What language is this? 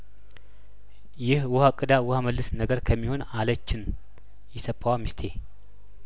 Amharic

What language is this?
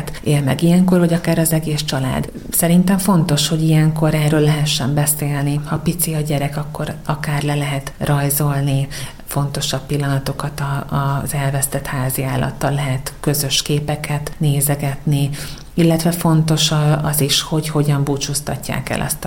Hungarian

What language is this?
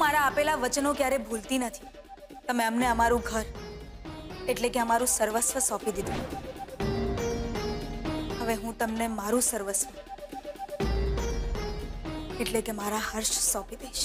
Hindi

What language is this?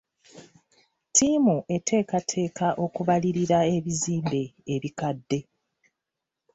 Ganda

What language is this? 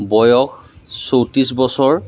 Assamese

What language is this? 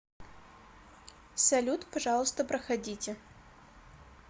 Russian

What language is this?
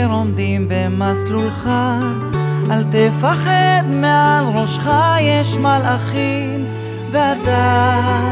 Hebrew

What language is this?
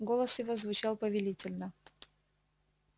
Russian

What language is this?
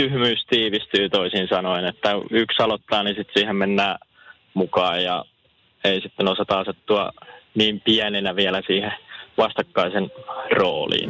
Finnish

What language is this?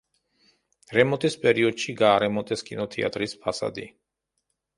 Georgian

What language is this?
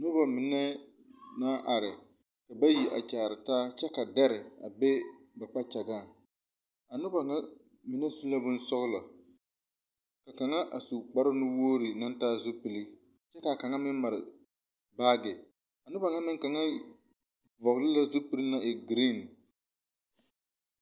Southern Dagaare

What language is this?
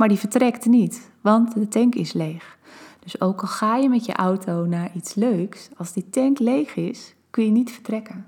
Dutch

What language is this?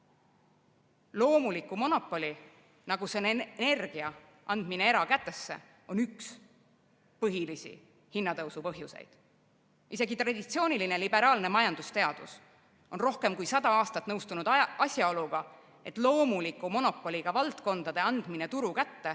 Estonian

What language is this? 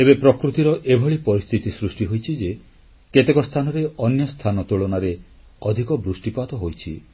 Odia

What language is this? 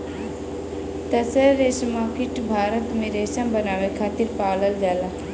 Bhojpuri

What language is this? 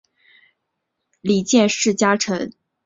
Chinese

